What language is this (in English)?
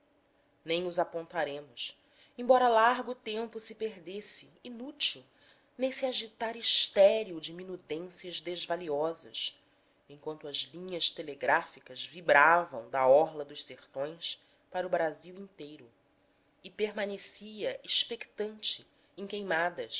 Portuguese